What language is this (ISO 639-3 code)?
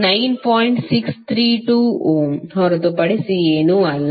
kan